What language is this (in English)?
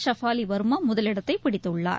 Tamil